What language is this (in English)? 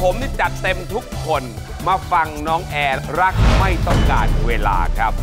Thai